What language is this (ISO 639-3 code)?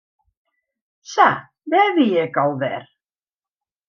fry